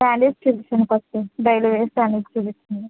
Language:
Telugu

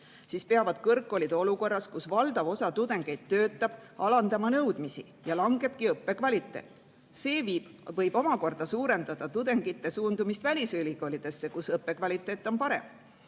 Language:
Estonian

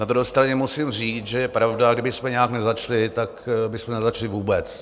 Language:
Czech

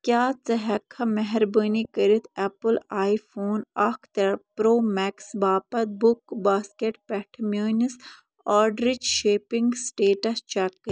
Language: Kashmiri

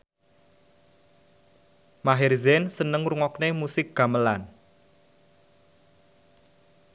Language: Javanese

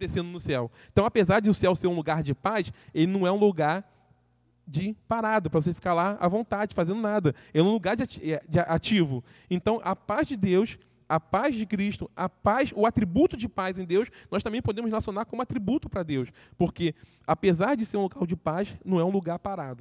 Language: Portuguese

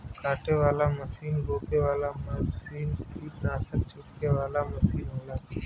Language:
Bhojpuri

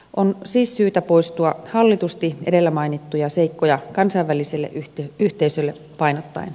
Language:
Finnish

